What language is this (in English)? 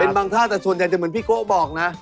Thai